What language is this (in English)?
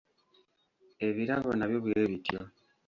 Ganda